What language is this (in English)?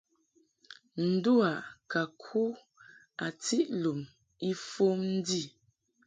Mungaka